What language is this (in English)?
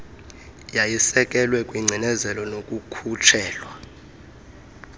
Xhosa